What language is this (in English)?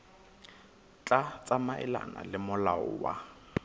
Southern Sotho